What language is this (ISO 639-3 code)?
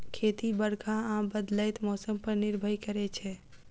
mai